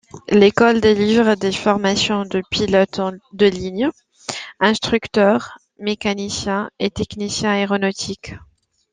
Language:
French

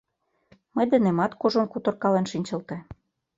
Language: Mari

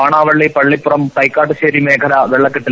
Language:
Malayalam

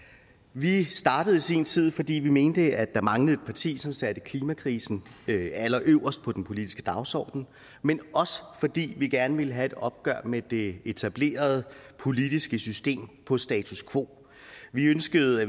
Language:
Danish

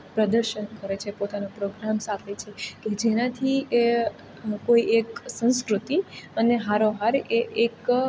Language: Gujarati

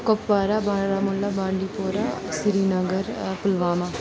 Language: Kashmiri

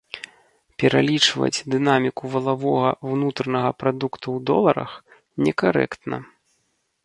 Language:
Belarusian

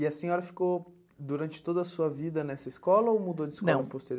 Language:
Portuguese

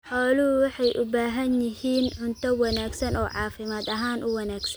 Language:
Somali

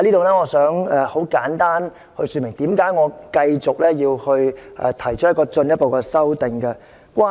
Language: Cantonese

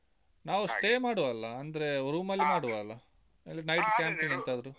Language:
Kannada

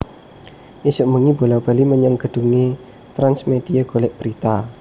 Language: Javanese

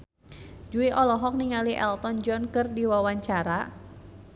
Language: Sundanese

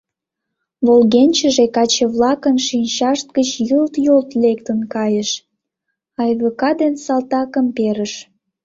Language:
Mari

